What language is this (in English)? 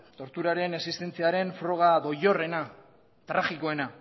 Basque